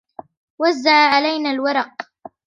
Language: Arabic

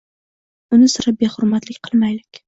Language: Uzbek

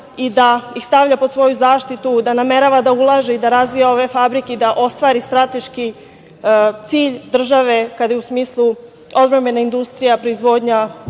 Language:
Serbian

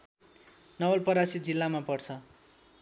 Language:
Nepali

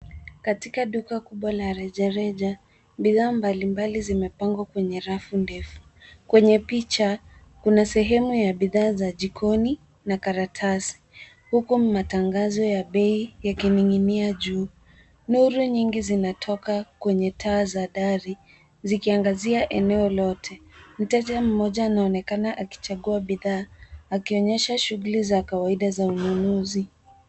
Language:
Swahili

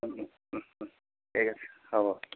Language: Assamese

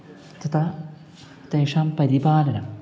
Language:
Sanskrit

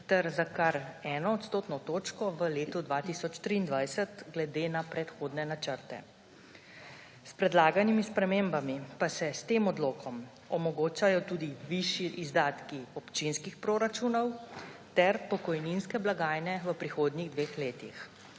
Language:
Slovenian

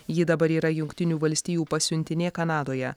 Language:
Lithuanian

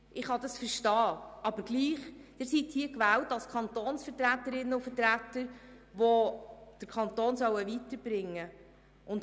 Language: Swiss German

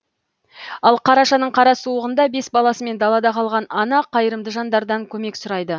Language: Kazakh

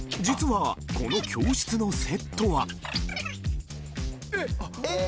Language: Japanese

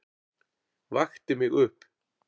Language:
Icelandic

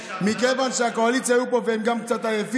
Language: Hebrew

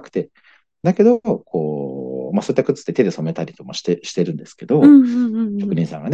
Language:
Japanese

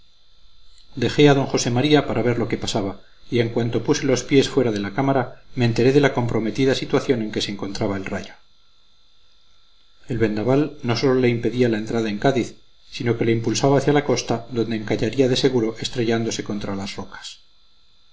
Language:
Spanish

